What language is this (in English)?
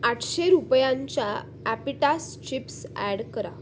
Marathi